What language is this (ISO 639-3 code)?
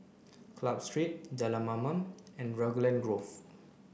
eng